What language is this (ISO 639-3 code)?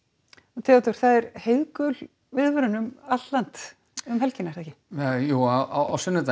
isl